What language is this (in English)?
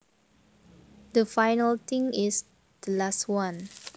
Javanese